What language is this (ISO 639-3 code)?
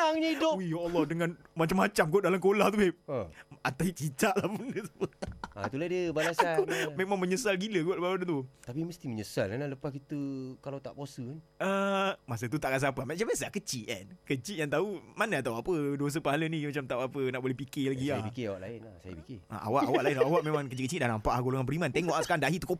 msa